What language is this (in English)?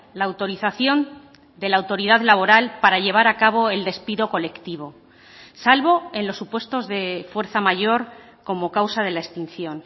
Spanish